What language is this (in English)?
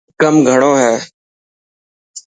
Dhatki